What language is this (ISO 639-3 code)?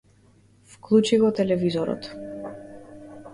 mkd